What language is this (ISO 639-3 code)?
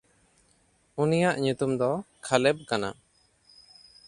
sat